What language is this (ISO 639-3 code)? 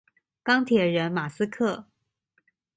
zho